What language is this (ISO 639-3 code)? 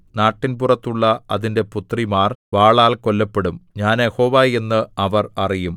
mal